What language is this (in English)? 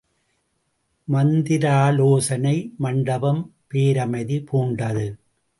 Tamil